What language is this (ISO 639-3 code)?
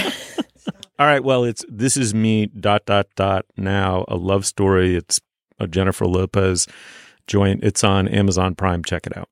eng